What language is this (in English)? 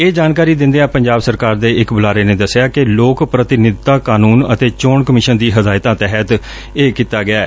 Punjabi